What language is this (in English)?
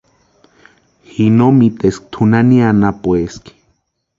Western Highland Purepecha